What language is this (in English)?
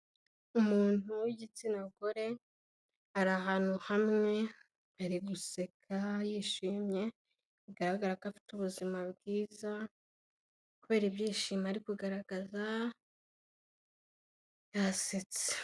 Kinyarwanda